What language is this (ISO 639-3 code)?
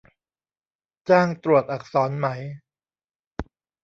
tha